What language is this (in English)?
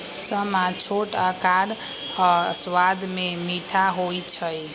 Magahi